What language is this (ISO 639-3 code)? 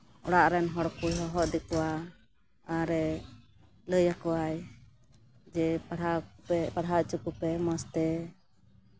sat